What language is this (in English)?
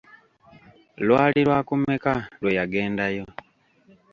Ganda